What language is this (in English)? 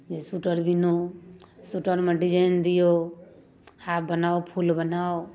Maithili